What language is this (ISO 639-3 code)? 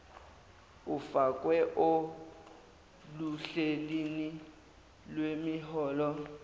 zul